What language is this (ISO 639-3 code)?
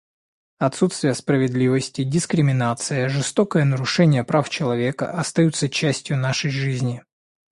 rus